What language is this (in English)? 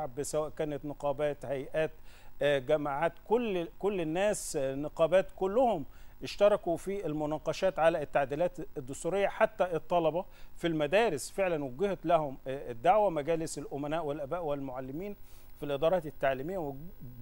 Arabic